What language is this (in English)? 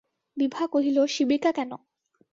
Bangla